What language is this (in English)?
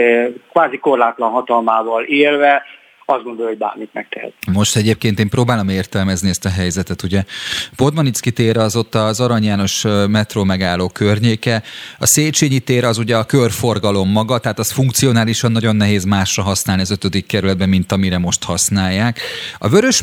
Hungarian